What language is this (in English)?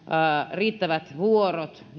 Finnish